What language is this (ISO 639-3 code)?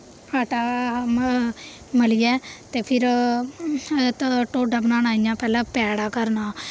doi